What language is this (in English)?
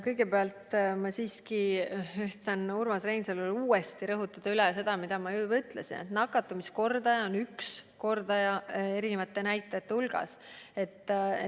Estonian